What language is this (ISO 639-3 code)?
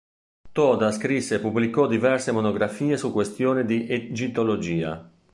ita